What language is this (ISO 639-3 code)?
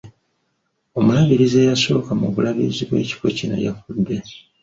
lug